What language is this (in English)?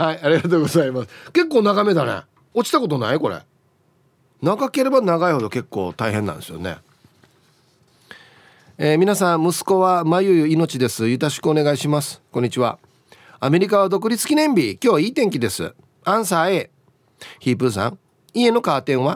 Japanese